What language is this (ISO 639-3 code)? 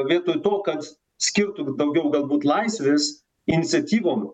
lit